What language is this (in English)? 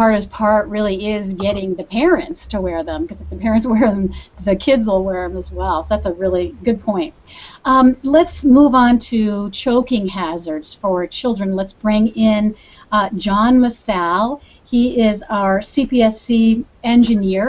English